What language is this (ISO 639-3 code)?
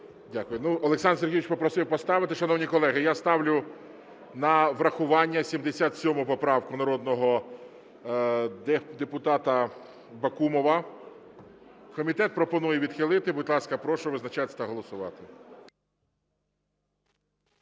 ukr